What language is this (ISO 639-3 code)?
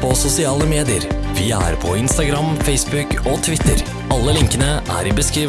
nld